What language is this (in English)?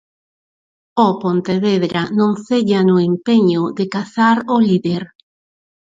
Galician